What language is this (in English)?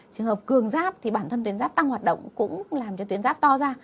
Vietnamese